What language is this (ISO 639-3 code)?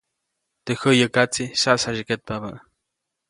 zoc